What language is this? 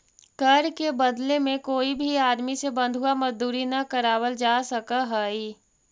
Magahi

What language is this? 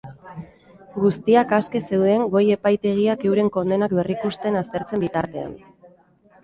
Basque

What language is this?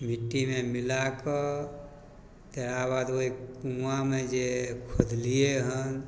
Maithili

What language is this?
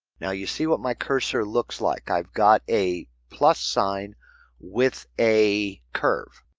English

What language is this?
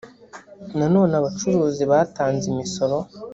Kinyarwanda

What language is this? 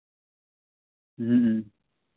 Santali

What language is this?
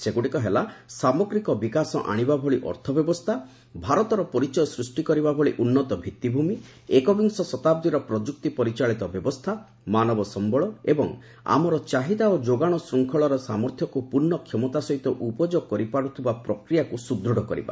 Odia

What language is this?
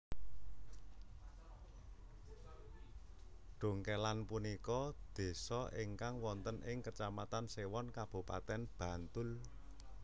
Javanese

